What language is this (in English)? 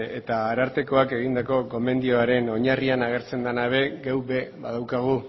Basque